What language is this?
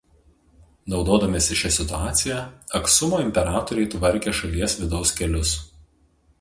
Lithuanian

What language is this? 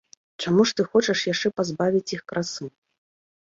Belarusian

